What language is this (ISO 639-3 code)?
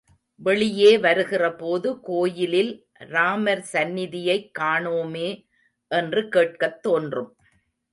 tam